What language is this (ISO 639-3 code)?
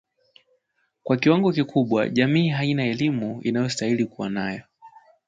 swa